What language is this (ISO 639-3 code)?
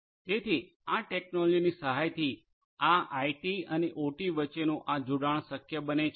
guj